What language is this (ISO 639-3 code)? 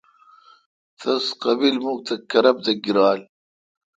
xka